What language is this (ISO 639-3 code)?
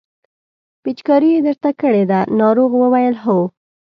pus